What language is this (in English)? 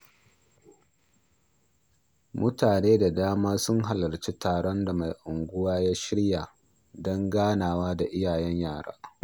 Hausa